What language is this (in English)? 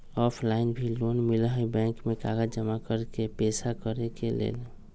Magahi